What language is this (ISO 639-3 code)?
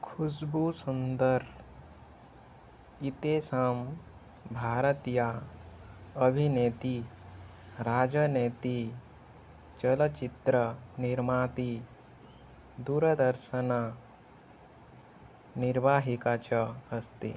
san